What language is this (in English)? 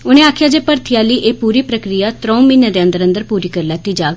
Dogri